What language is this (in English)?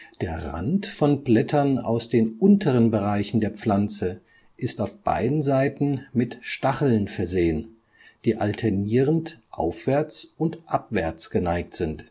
German